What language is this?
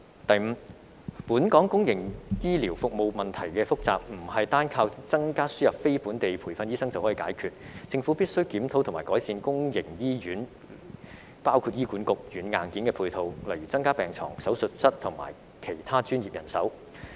Cantonese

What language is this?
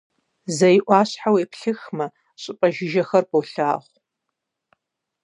Kabardian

